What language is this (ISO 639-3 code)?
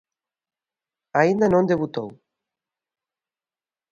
glg